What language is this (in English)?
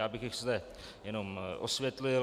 Czech